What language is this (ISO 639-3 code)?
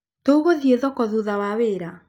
kik